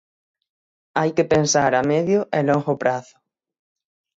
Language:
Galician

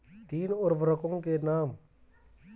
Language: Hindi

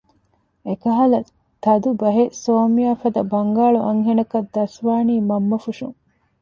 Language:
Divehi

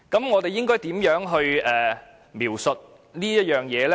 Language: Cantonese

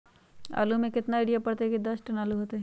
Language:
Magahi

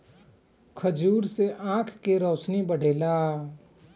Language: Bhojpuri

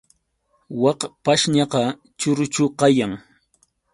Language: Yauyos Quechua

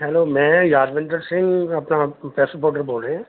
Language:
Punjabi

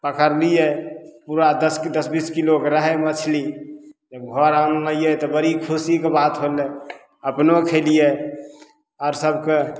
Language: Maithili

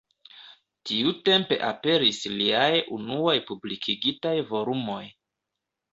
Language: Esperanto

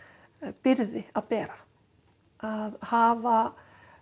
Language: Icelandic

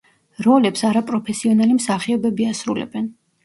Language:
Georgian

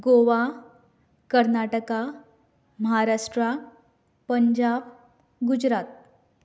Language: Konkani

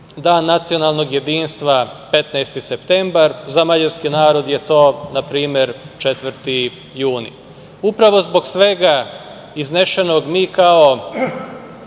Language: Serbian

